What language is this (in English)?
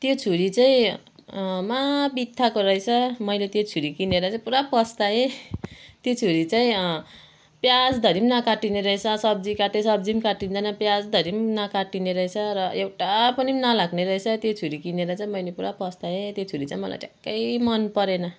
Nepali